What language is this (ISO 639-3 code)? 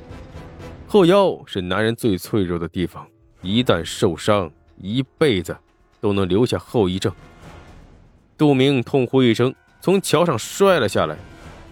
zho